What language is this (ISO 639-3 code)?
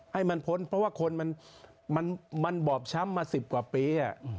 tha